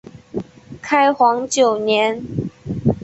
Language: Chinese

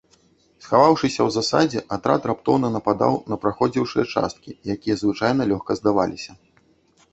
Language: Belarusian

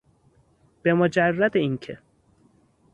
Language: Persian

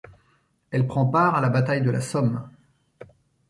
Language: French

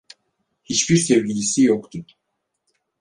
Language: Turkish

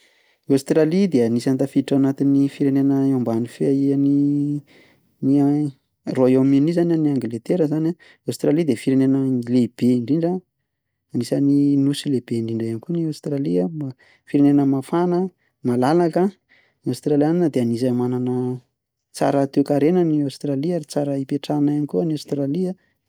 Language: Malagasy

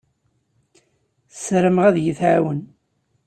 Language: Kabyle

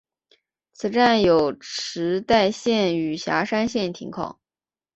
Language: Chinese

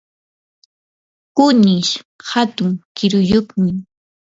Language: Yanahuanca Pasco Quechua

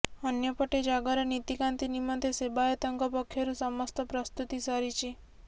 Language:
Odia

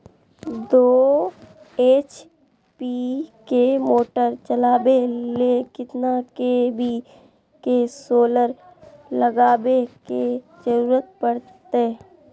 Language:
Magahi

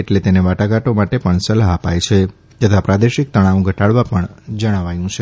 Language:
Gujarati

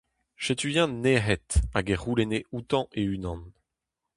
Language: Breton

